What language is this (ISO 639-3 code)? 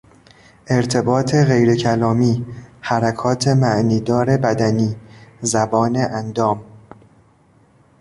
fas